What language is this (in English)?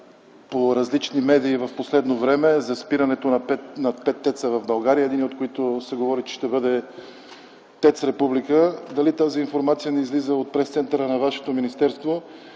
Bulgarian